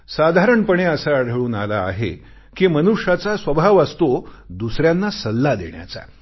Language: Marathi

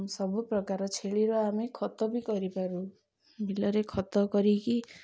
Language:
Odia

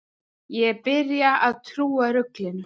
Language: Icelandic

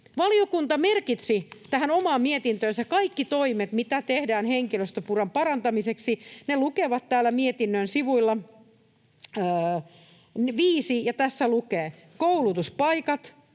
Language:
Finnish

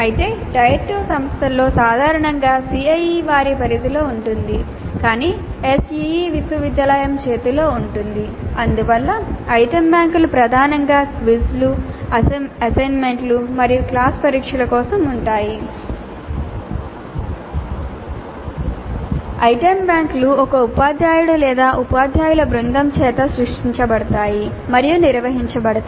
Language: Telugu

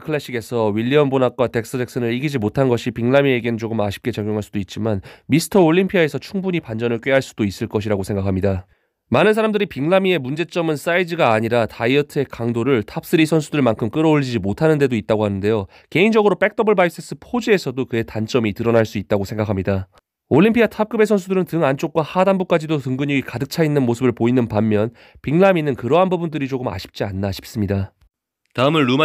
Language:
Korean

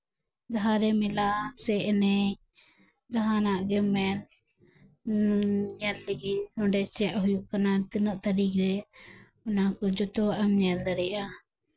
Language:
Santali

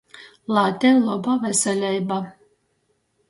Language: Latgalian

